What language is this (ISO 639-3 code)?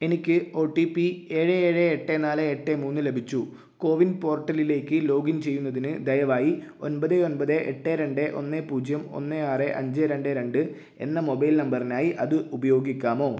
mal